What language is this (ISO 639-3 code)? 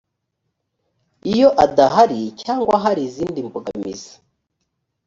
kin